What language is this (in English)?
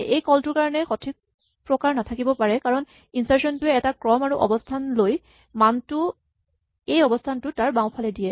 Assamese